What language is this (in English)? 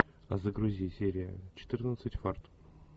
Russian